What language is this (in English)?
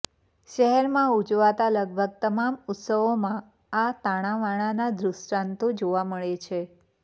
Gujarati